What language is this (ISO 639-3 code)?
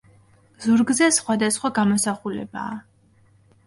kat